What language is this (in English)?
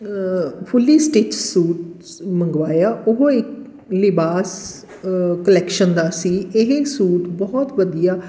Punjabi